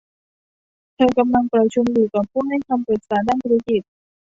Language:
Thai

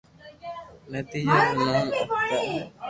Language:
Loarki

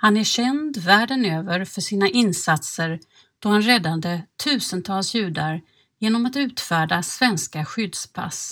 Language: Swedish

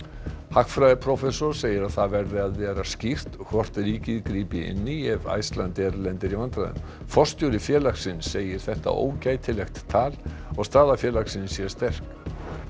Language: Icelandic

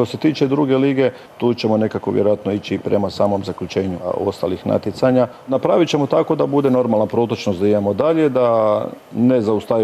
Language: Croatian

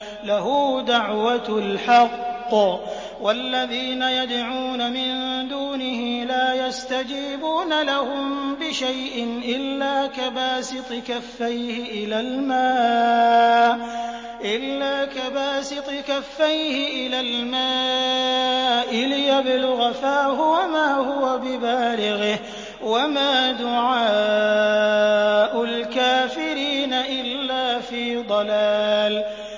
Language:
Arabic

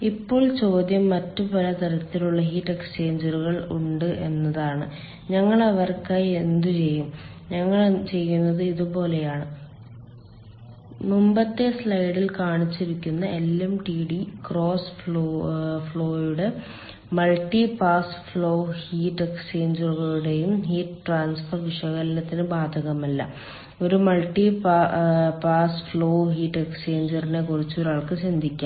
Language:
Malayalam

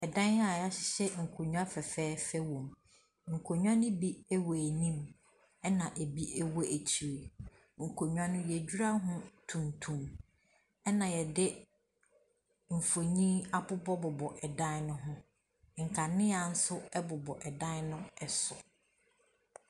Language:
Akan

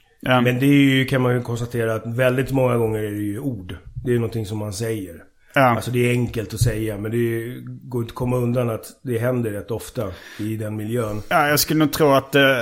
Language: Swedish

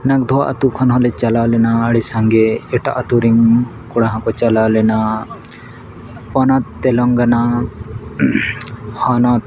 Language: Santali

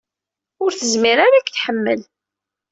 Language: Kabyle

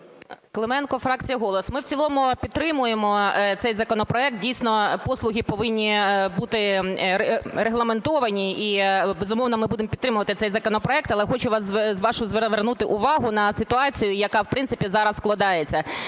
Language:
Ukrainian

